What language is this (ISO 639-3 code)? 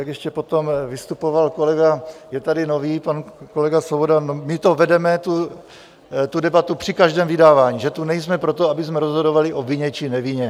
ces